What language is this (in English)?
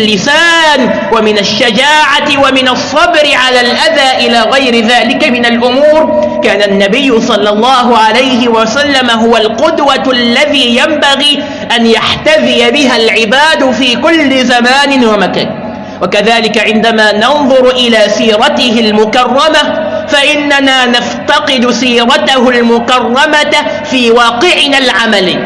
Arabic